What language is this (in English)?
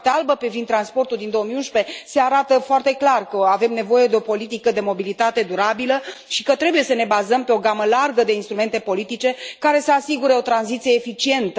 Romanian